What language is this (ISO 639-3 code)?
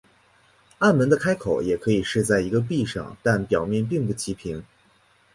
zho